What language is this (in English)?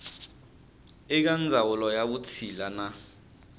Tsonga